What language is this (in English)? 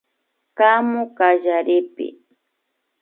Imbabura Highland Quichua